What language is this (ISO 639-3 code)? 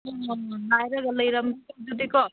mni